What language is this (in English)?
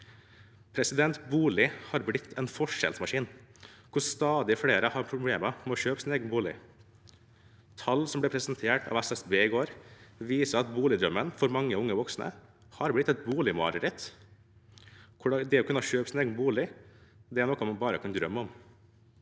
Norwegian